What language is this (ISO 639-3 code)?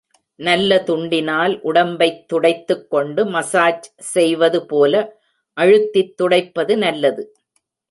tam